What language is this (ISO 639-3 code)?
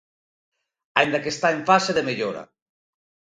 glg